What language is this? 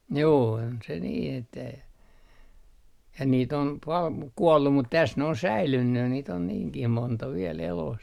Finnish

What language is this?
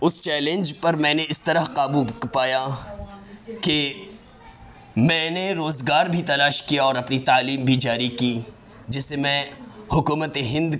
Urdu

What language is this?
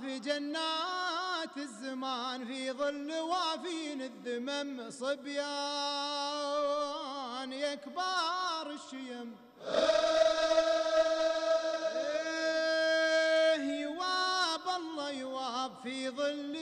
Arabic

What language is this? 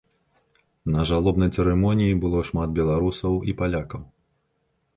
Belarusian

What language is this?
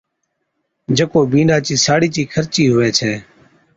Od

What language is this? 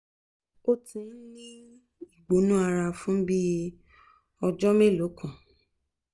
Yoruba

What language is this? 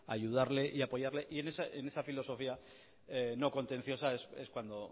Spanish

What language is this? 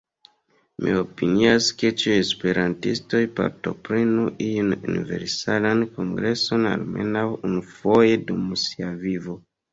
Esperanto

